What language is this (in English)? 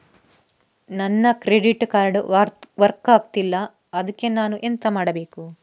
Kannada